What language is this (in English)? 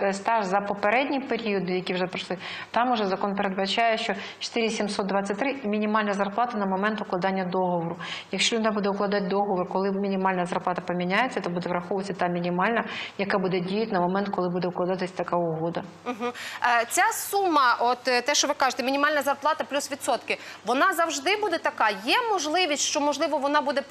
Ukrainian